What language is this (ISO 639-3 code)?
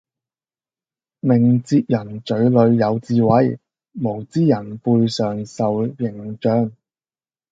yue